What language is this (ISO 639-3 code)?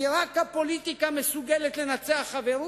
heb